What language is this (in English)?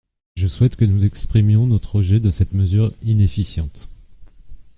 French